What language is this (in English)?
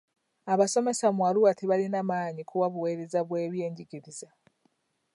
Ganda